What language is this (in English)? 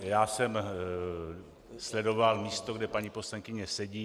Czech